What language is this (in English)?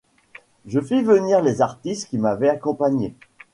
French